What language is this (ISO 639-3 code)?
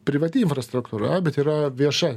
lit